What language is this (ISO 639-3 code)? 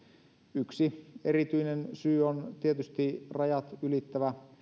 fin